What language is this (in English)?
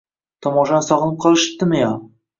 Uzbek